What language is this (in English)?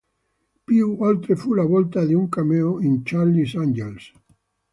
Italian